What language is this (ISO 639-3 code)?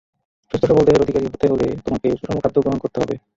ben